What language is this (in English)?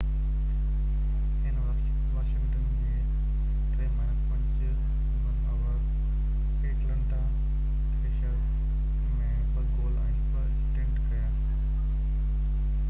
Sindhi